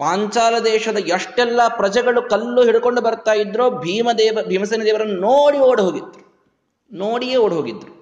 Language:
Kannada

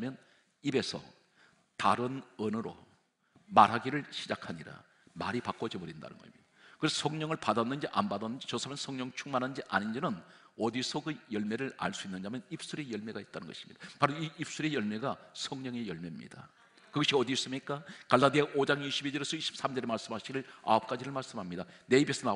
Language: Korean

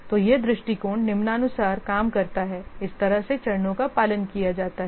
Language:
Hindi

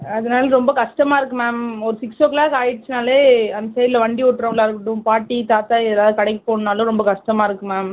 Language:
Tamil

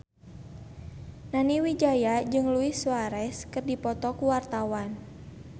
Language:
Sundanese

